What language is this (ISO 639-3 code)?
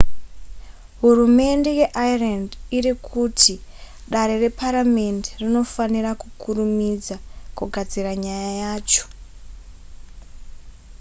sna